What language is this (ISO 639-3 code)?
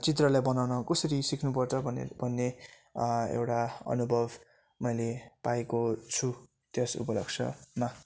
nep